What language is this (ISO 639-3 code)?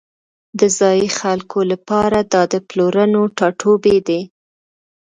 pus